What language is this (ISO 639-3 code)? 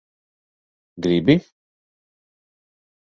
lav